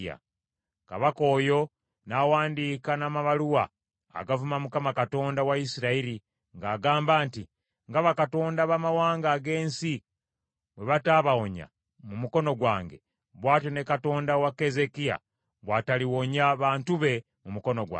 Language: Ganda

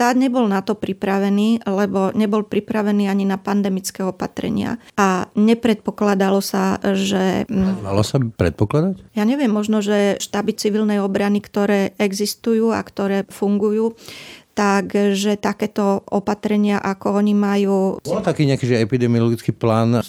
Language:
Slovak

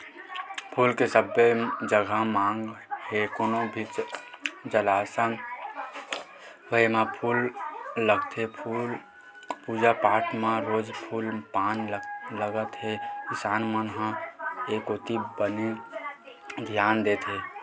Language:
Chhattisgarhi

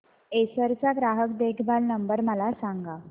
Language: Marathi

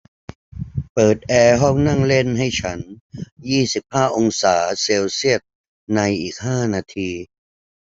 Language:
Thai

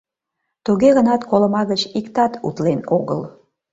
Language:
Mari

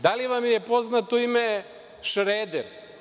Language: Serbian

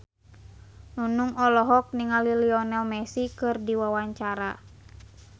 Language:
Sundanese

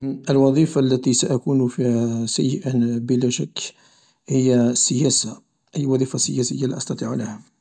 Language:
Algerian Arabic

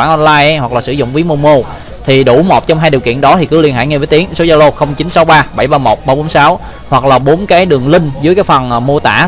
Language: Vietnamese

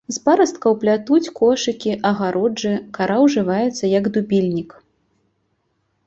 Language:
Belarusian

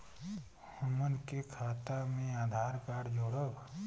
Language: Bhojpuri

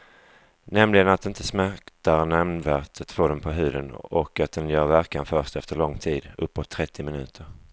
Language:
Swedish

